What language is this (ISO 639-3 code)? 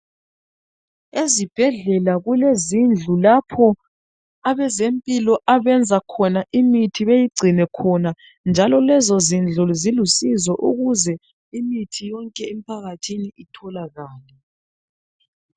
nde